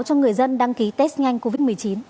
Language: Vietnamese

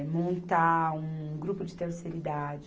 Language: Portuguese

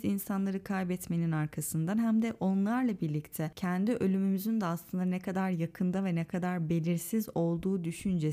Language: Turkish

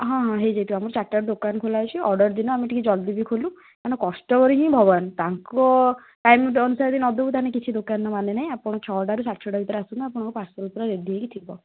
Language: Odia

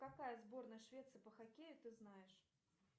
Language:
Russian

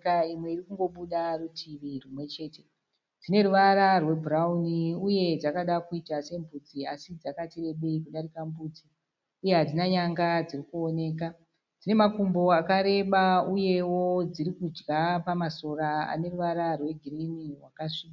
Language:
Shona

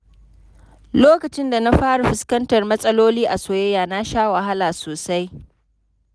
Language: Hausa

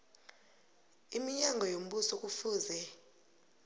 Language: South Ndebele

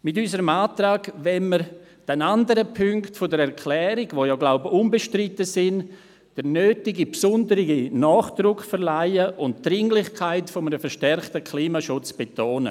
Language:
Swiss German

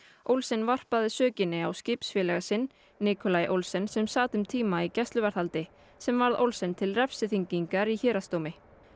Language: Icelandic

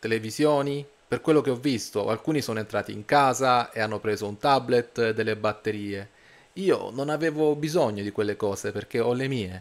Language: Italian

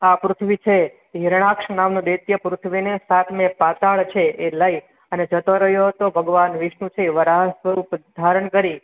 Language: Gujarati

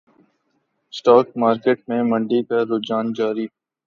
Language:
Urdu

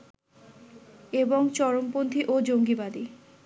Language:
Bangla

